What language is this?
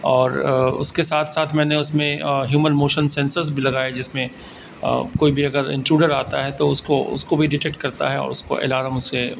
Urdu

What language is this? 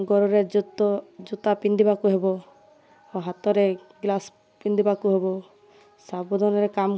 Odia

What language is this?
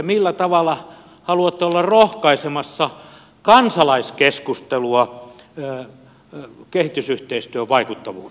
Finnish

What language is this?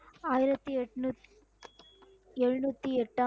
Tamil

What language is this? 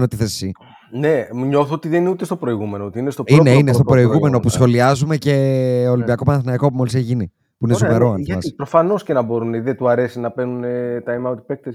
Greek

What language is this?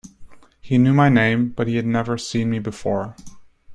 English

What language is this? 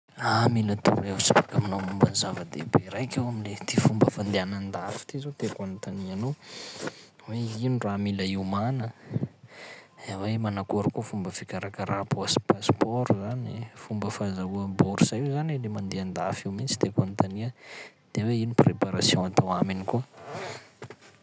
Sakalava Malagasy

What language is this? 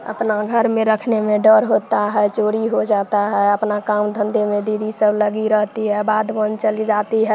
Hindi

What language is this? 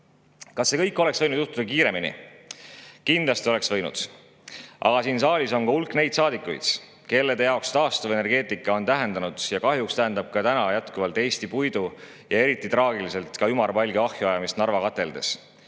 Estonian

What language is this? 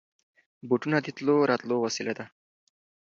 Pashto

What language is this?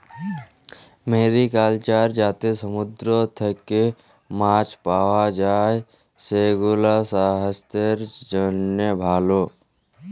Bangla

